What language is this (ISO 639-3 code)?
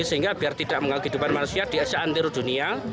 ind